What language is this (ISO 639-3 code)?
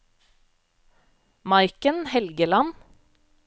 nor